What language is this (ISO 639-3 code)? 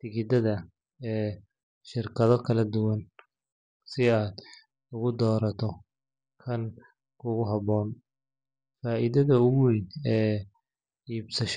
som